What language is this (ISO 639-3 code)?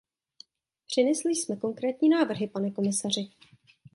ces